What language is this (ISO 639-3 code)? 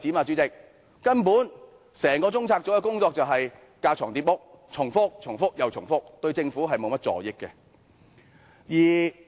yue